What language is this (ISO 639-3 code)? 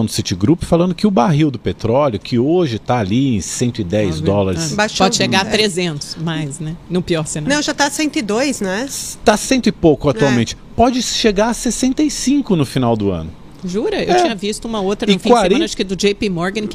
por